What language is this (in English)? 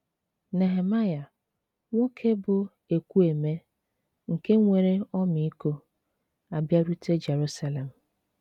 Igbo